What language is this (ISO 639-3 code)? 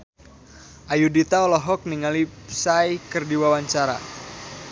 sun